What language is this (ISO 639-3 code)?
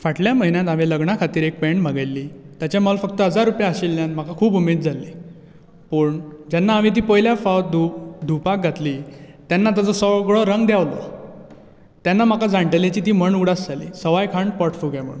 kok